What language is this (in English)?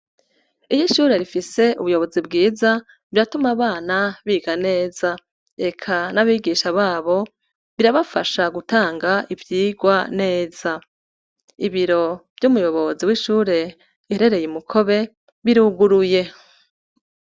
Rundi